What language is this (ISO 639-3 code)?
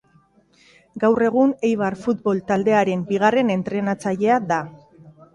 eus